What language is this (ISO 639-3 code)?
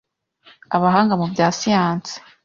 kin